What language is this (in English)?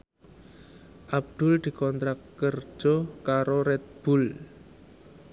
Javanese